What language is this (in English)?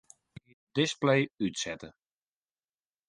Western Frisian